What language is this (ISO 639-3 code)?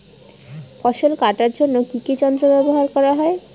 ben